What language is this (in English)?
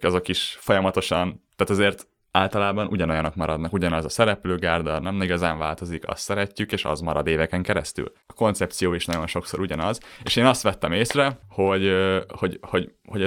Hungarian